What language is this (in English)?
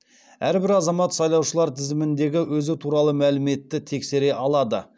Kazakh